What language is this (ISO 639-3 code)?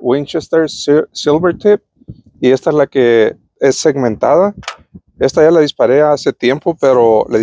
spa